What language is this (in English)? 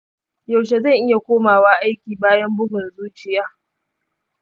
Hausa